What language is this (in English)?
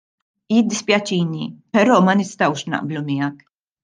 Maltese